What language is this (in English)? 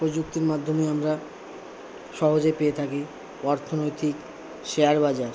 Bangla